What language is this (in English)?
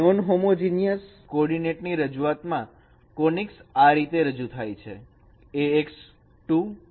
Gujarati